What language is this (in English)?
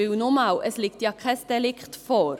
Swiss German